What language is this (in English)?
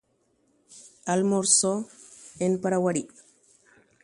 Guarani